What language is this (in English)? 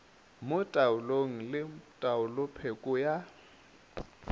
Northern Sotho